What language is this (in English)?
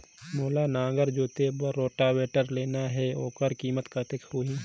Chhattisgarhi